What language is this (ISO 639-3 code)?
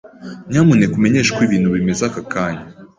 kin